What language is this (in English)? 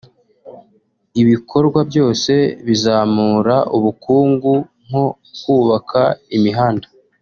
Kinyarwanda